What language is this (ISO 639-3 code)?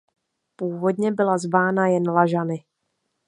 ces